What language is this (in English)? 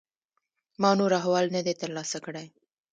Pashto